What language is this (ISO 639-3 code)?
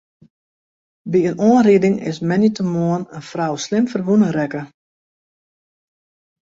fry